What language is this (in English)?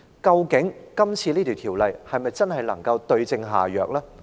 Cantonese